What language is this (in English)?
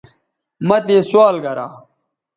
Bateri